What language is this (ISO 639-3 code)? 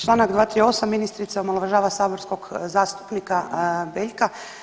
hrv